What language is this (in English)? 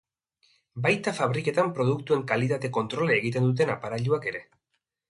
Basque